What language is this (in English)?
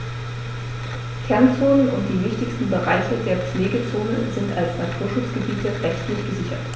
German